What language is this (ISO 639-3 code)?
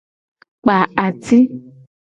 gej